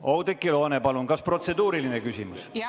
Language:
Estonian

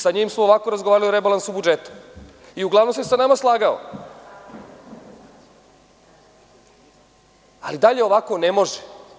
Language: Serbian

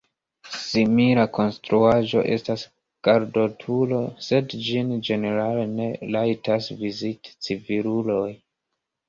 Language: Esperanto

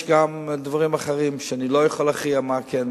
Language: Hebrew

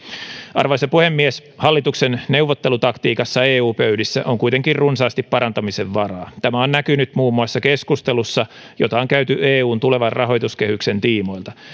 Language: Finnish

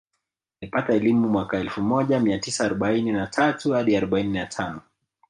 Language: Swahili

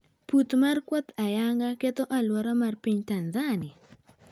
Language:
Luo (Kenya and Tanzania)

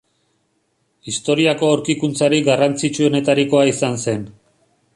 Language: Basque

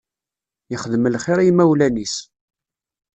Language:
Kabyle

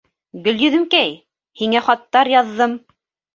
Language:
Bashkir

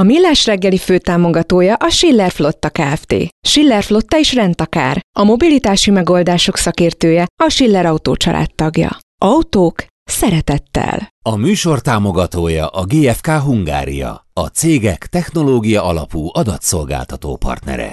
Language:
Hungarian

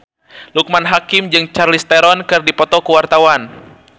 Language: Sundanese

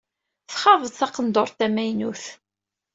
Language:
Kabyle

